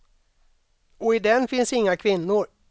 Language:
Swedish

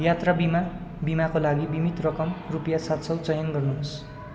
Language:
Nepali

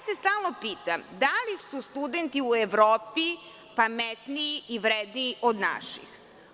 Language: Serbian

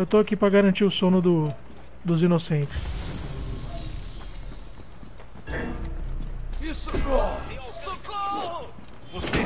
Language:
Portuguese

